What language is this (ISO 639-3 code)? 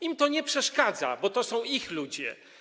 pol